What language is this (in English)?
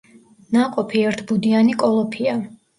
Georgian